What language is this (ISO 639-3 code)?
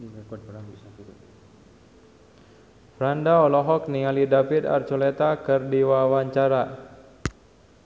sun